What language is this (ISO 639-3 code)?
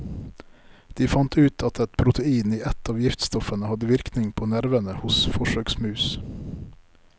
nor